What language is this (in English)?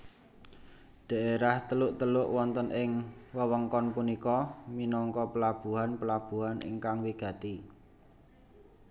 Javanese